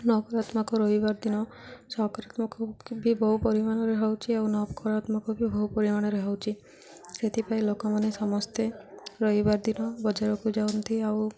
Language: Odia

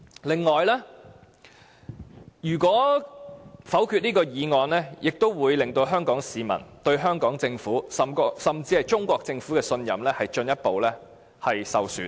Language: Cantonese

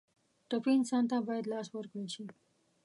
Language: Pashto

